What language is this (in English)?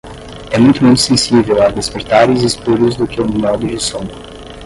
Portuguese